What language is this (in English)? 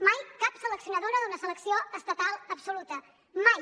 Catalan